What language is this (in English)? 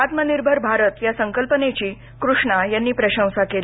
Marathi